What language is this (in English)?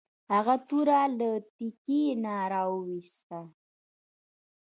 Pashto